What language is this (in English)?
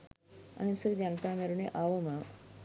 Sinhala